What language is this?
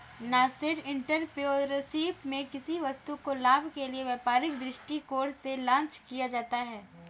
Hindi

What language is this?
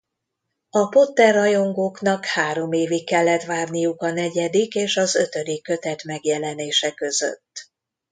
Hungarian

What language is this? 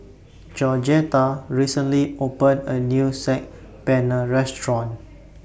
English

